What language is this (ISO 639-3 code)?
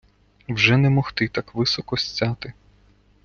ukr